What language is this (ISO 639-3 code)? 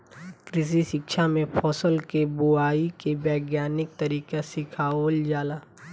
bho